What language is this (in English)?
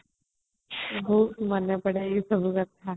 Odia